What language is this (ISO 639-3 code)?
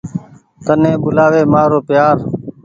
gig